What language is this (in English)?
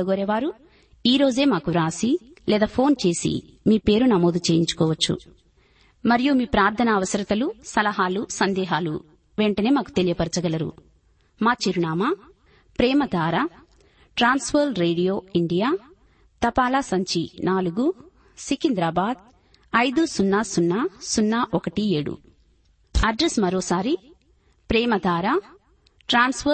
Telugu